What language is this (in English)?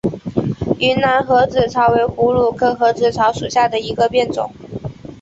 Chinese